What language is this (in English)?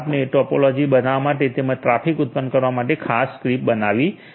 Gujarati